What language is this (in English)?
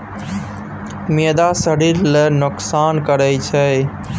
Maithili